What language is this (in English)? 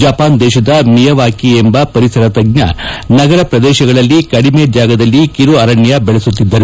Kannada